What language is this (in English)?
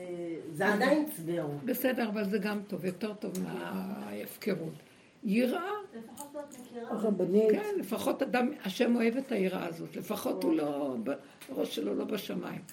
Hebrew